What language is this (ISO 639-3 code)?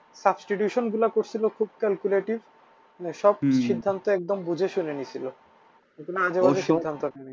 ben